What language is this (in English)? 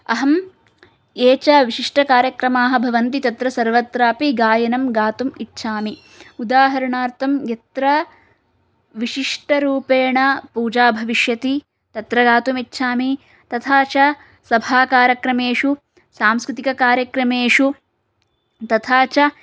Sanskrit